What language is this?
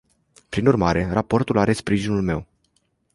Romanian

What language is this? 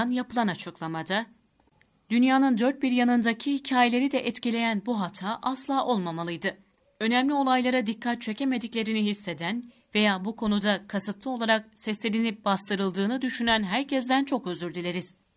Turkish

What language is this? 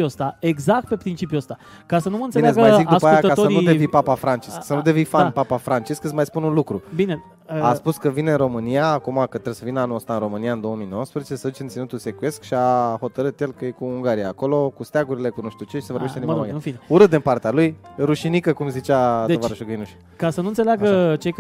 Romanian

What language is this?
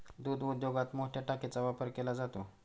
Marathi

